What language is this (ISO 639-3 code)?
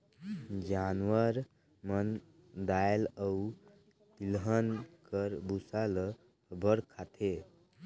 hne